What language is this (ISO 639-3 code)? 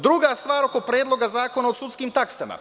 srp